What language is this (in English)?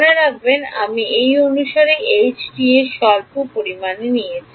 Bangla